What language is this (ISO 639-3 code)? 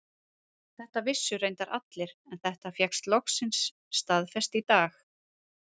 isl